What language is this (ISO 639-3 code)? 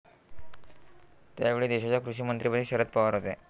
mar